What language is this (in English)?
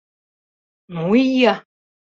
Mari